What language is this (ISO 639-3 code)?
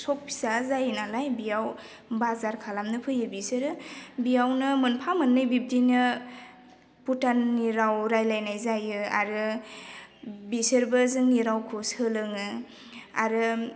brx